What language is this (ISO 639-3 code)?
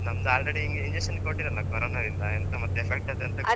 kan